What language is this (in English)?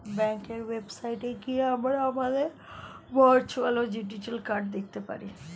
Bangla